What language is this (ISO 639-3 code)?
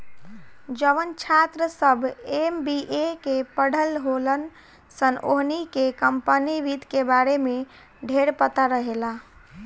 bho